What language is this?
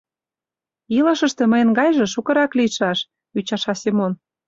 Mari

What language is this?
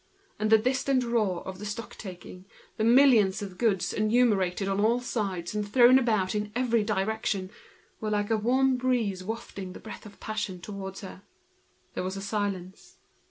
English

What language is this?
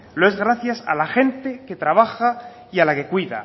Spanish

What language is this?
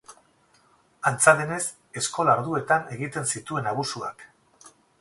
Basque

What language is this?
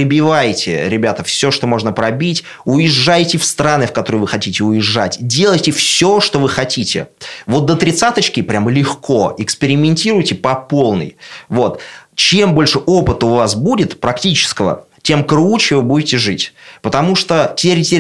Russian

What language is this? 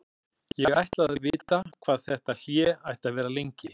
Icelandic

